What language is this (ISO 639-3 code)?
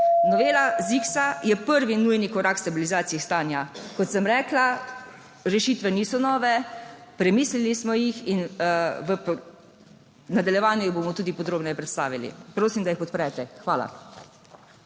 slv